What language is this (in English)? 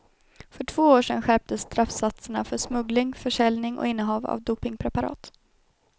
Swedish